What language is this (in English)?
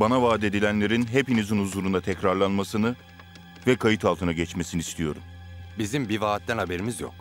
Turkish